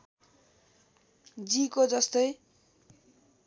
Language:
Nepali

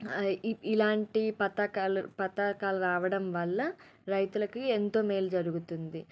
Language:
Telugu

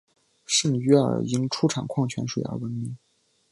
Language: Chinese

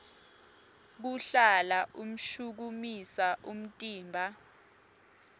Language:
Swati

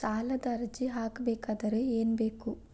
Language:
Kannada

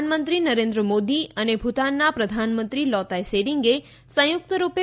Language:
Gujarati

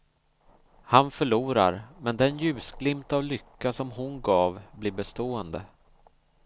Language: Swedish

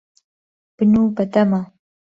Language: Central Kurdish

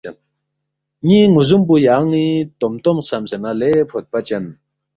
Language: Balti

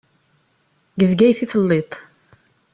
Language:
Kabyle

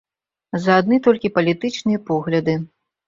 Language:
Belarusian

